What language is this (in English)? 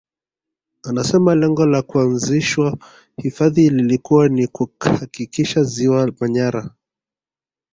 Swahili